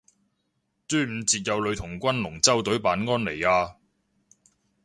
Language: Cantonese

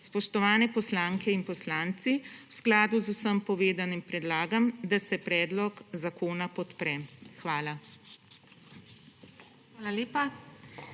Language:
Slovenian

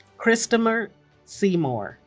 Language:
English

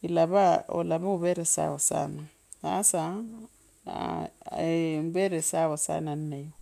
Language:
Kabras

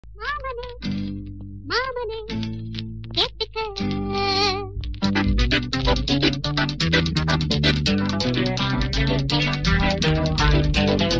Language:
Arabic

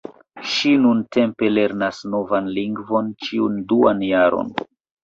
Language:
Esperanto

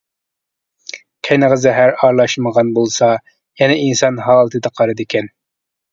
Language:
Uyghur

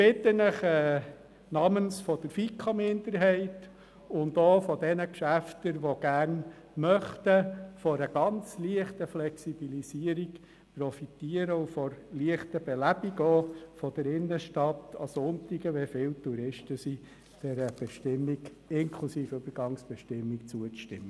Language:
Swiss German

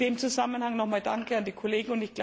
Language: German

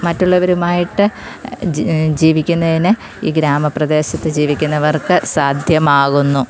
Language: Malayalam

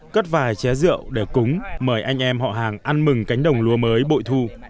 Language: Vietnamese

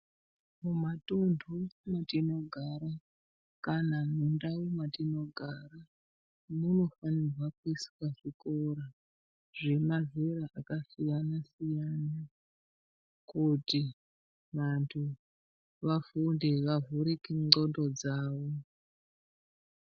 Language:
Ndau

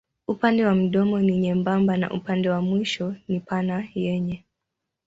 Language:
Swahili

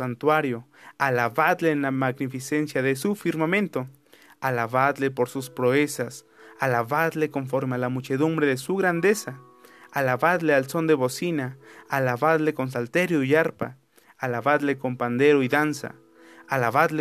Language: Spanish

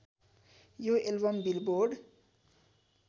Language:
Nepali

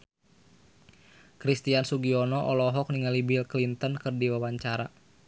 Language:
Sundanese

